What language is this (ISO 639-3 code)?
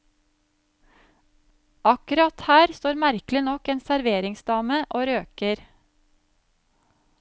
nor